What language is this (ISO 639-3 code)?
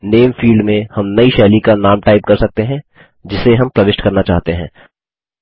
hin